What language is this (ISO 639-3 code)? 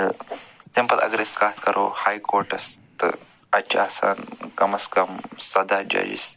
kas